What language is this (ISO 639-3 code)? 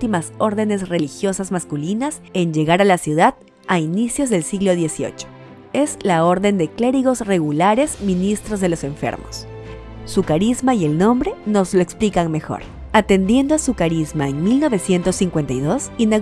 spa